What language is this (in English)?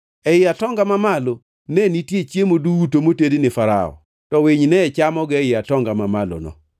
Luo (Kenya and Tanzania)